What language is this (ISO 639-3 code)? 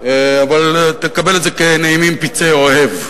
heb